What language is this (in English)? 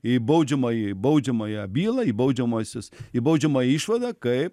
Lithuanian